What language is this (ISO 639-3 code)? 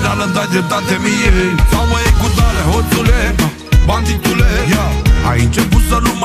ron